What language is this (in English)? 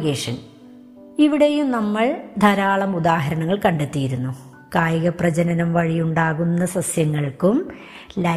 Malayalam